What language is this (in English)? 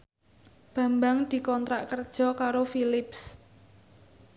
Javanese